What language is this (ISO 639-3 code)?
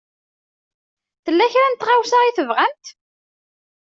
kab